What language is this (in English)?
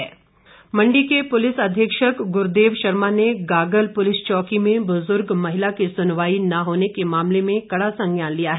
Hindi